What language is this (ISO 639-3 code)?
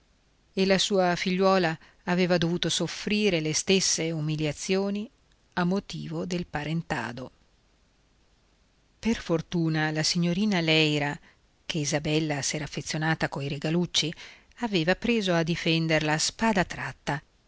ita